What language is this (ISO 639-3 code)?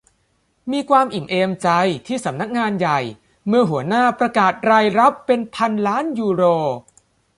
tha